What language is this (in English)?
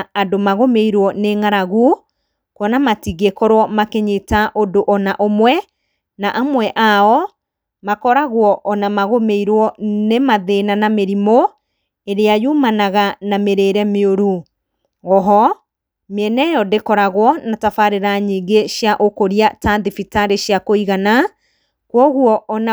Kikuyu